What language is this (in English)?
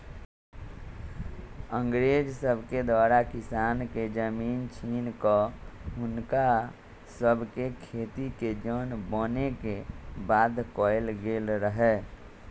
Magahi